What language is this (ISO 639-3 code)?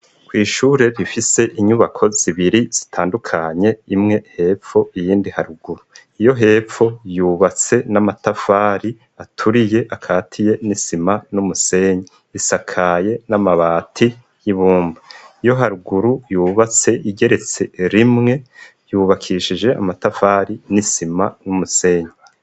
run